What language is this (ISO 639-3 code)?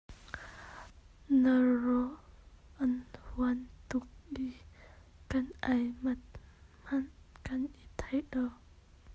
cnh